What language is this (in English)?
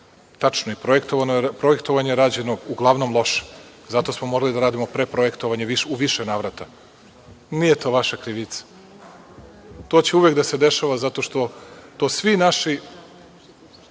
Serbian